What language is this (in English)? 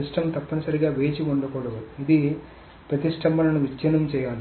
Telugu